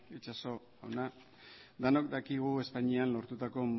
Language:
Basque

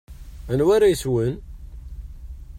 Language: Kabyle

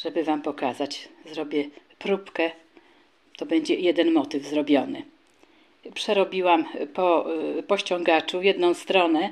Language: Polish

